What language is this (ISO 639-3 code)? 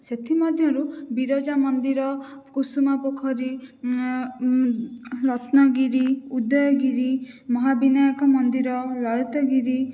ori